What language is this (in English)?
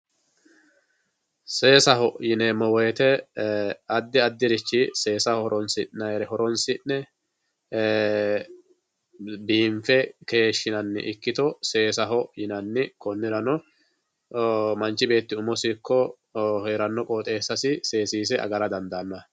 Sidamo